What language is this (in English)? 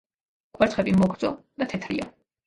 Georgian